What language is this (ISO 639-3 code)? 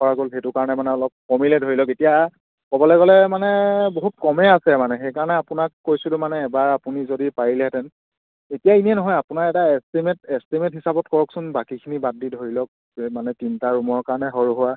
asm